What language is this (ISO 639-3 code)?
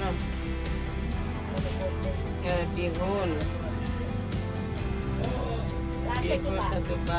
ind